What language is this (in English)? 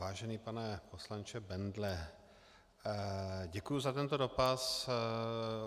Czech